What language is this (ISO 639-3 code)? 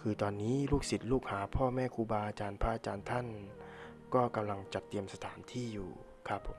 tha